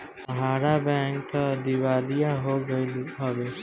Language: Bhojpuri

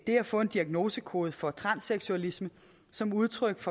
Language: Danish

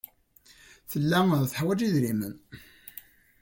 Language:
Kabyle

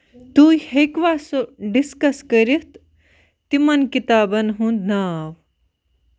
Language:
Kashmiri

